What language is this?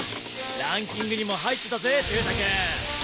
Japanese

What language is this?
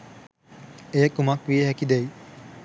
Sinhala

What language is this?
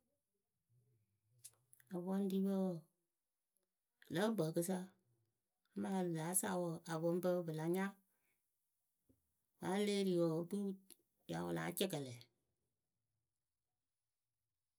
Akebu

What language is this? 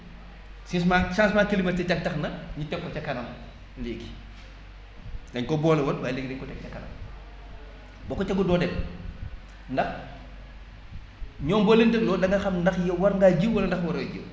Wolof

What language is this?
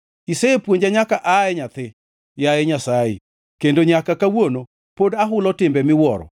Luo (Kenya and Tanzania)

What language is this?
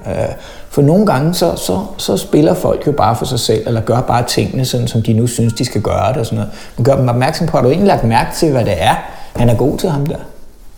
Danish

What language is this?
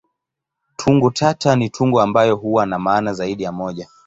Swahili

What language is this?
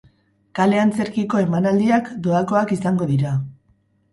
Basque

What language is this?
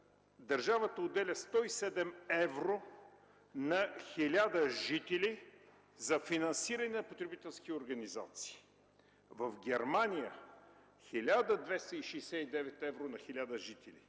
Bulgarian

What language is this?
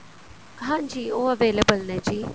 Punjabi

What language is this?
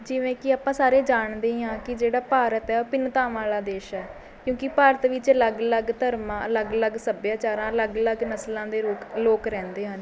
Punjabi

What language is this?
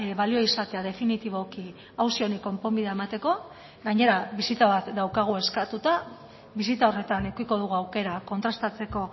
Basque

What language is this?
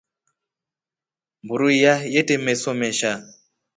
Rombo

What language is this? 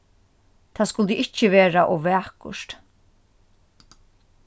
Faroese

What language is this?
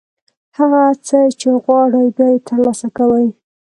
Pashto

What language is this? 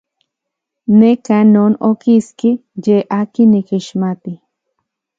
Central Puebla Nahuatl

